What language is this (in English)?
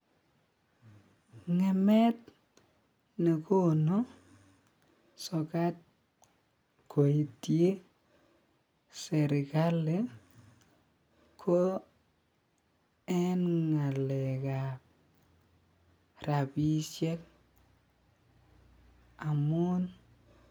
Kalenjin